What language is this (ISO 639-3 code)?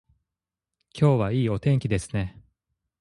jpn